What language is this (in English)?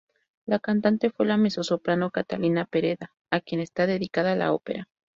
Spanish